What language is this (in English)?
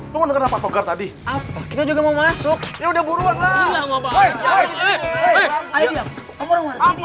Indonesian